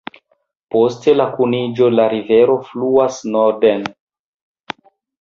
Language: Esperanto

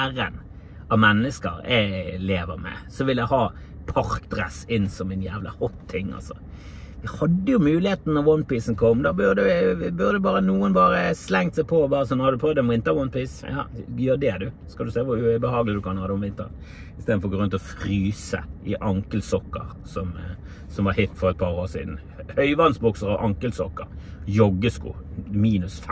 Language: Norwegian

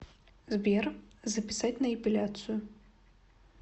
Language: Russian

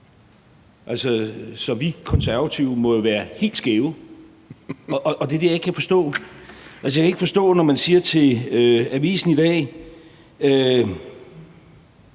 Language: Danish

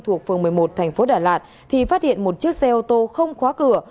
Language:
Vietnamese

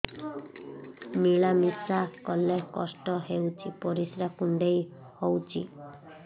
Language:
Odia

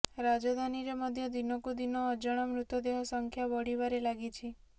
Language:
Odia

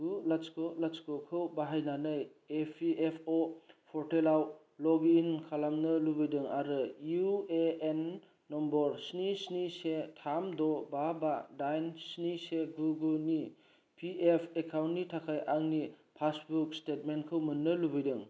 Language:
Bodo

